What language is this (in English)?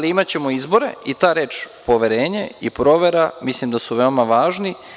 Serbian